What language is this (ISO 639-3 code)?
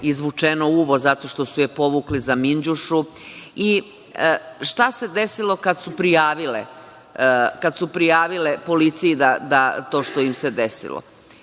srp